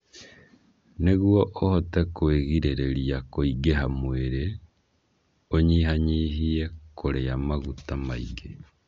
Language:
Kikuyu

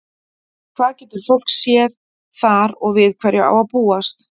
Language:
Icelandic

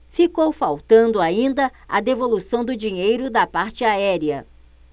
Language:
Portuguese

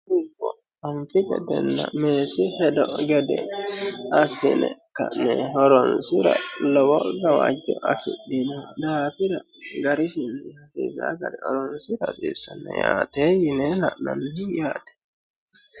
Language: Sidamo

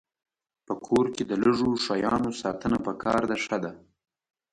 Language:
Pashto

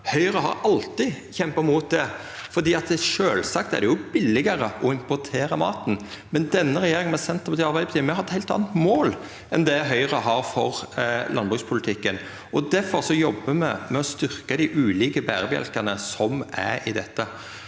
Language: Norwegian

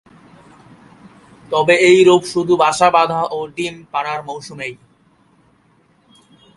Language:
Bangla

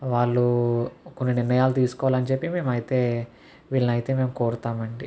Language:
Telugu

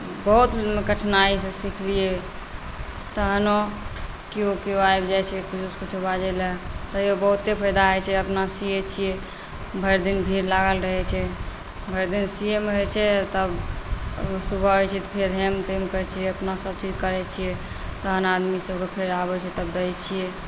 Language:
Maithili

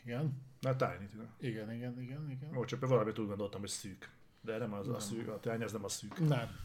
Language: Hungarian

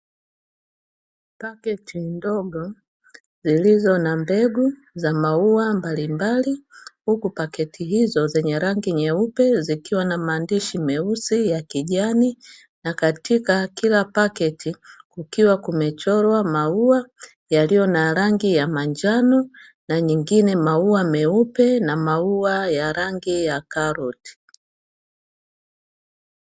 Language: Swahili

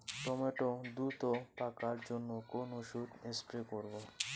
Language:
Bangla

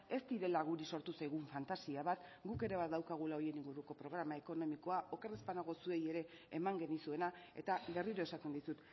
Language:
Basque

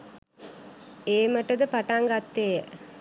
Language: Sinhala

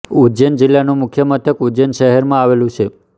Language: Gujarati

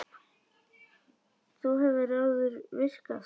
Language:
Icelandic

